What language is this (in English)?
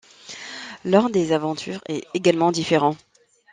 French